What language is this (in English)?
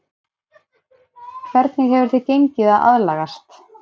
Icelandic